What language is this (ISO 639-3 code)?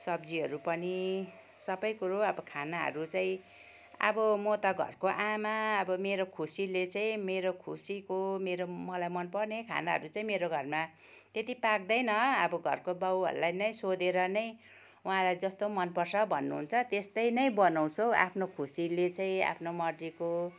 nep